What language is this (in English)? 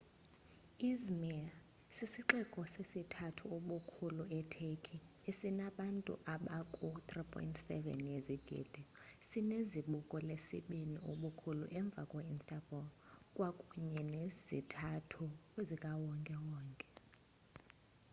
Xhosa